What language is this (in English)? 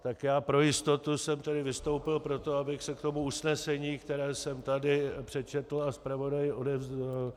Czech